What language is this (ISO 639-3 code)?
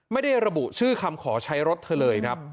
tha